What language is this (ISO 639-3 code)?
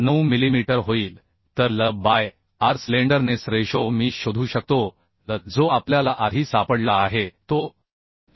mar